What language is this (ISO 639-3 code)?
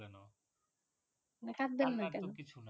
ben